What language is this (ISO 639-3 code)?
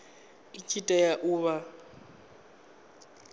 ven